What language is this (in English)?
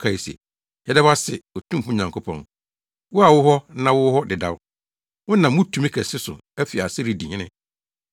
Akan